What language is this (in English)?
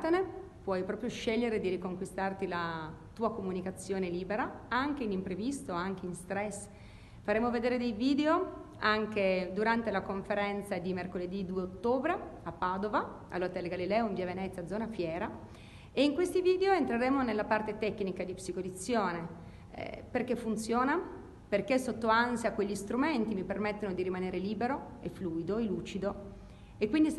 Italian